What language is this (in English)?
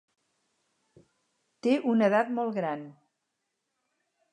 Catalan